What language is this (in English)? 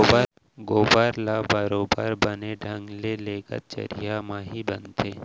Chhattisgarhi